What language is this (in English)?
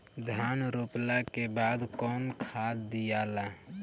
Bhojpuri